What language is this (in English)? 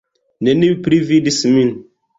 Esperanto